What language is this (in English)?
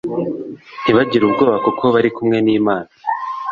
Kinyarwanda